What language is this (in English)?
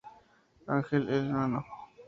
Spanish